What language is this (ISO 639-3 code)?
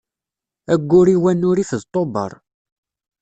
kab